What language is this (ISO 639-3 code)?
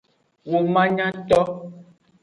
ajg